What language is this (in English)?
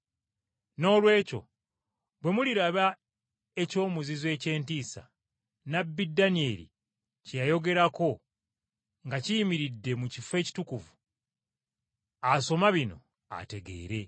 Ganda